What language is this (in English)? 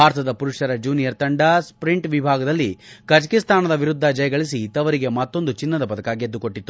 Kannada